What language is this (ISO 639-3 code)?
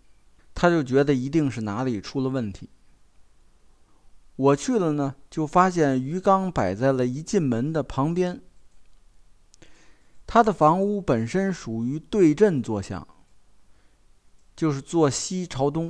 zho